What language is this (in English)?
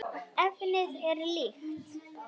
Icelandic